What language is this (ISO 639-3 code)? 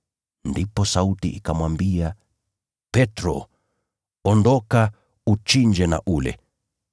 swa